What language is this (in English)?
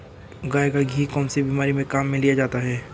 Hindi